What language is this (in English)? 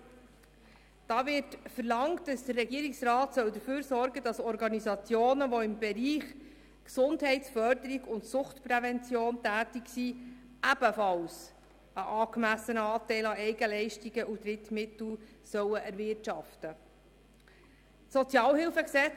Swiss German